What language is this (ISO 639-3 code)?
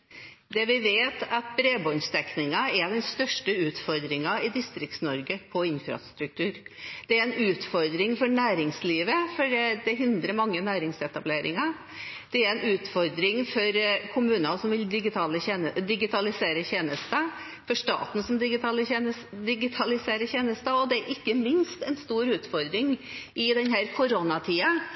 nob